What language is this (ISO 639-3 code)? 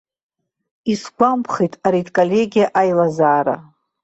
abk